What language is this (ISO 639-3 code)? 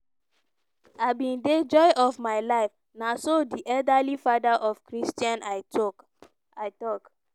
pcm